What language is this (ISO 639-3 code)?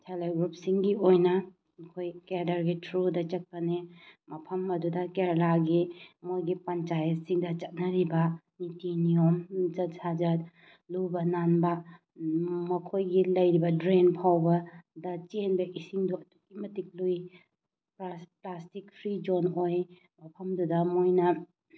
mni